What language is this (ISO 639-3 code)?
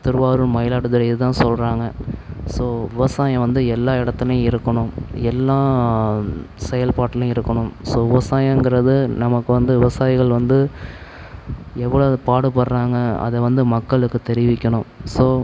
tam